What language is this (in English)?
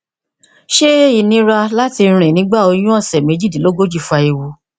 Yoruba